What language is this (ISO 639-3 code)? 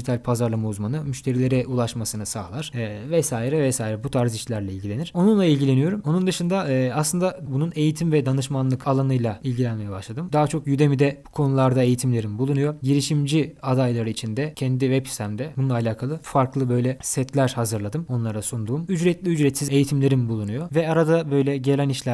tur